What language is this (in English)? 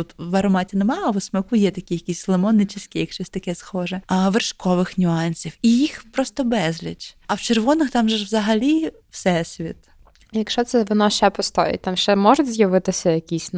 Ukrainian